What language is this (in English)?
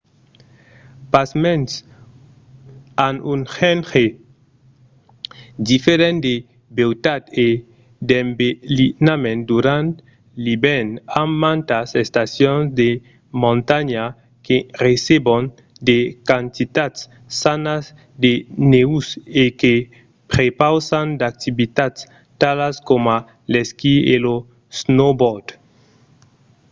Occitan